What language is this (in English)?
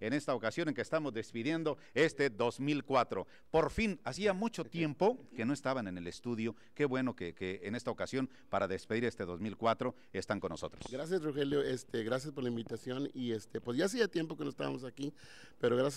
Spanish